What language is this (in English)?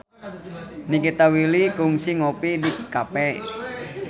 Sundanese